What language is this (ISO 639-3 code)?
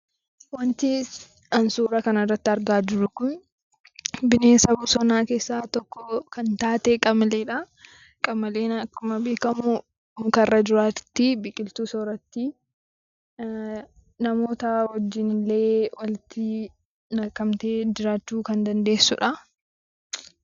orm